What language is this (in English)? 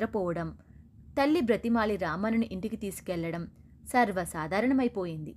Telugu